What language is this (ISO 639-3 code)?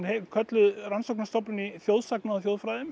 isl